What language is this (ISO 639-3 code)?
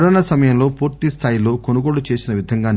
tel